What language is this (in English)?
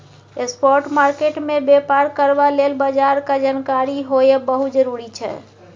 Maithili